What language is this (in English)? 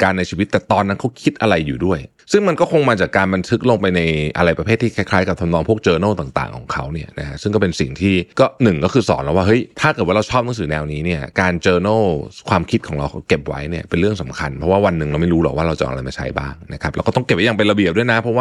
Thai